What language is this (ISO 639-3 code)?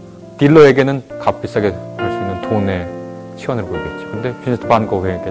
kor